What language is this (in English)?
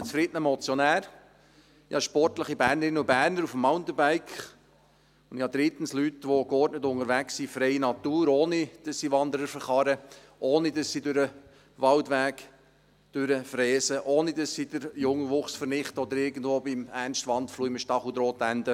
Swiss German